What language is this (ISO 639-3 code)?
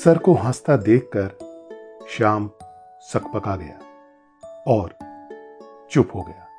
hin